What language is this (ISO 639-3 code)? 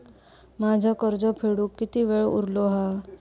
mar